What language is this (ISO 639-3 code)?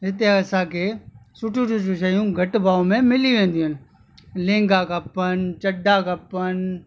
snd